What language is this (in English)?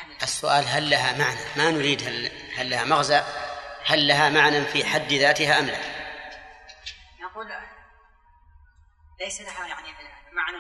Arabic